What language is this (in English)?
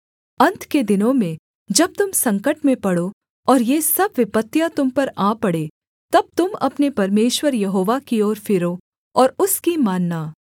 Hindi